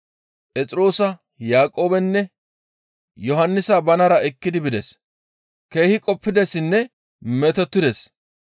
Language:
Gamo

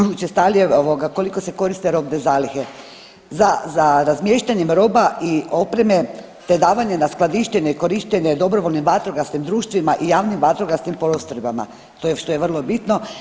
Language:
Croatian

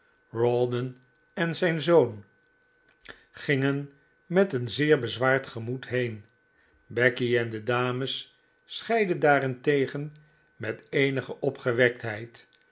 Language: Dutch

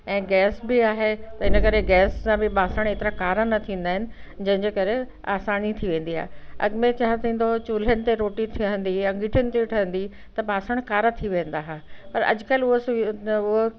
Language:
Sindhi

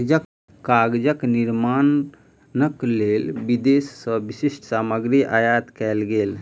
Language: Maithili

